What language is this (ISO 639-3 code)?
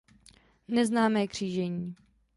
ces